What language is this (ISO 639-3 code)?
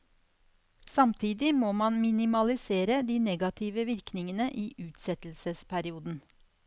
nor